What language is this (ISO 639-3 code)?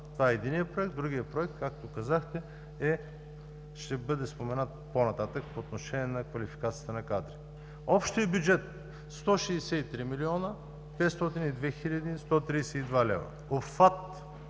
bul